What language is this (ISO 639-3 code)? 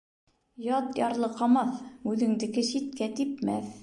bak